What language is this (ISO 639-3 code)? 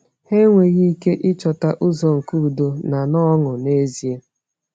ibo